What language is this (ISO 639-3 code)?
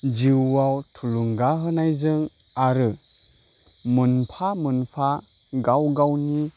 brx